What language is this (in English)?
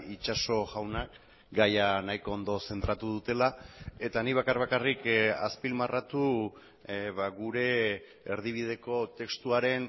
Basque